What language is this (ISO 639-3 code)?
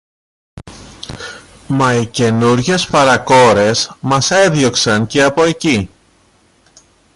ell